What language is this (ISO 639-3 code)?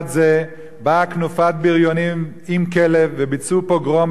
heb